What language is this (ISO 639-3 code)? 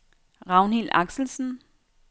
dan